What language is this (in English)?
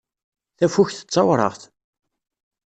Kabyle